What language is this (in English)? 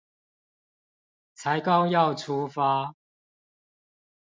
Chinese